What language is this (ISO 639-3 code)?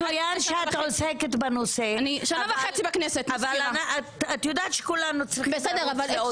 heb